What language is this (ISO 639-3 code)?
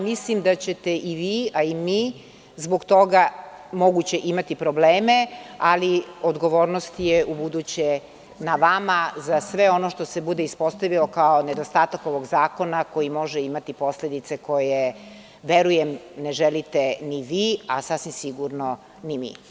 srp